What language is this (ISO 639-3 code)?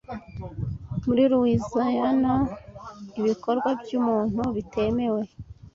kin